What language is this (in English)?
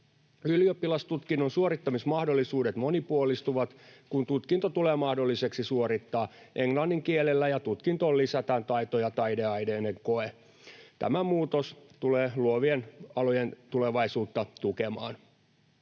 Finnish